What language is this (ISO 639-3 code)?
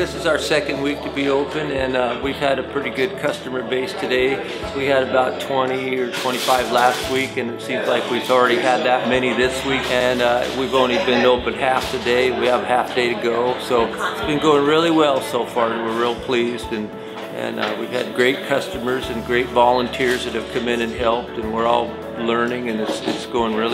eng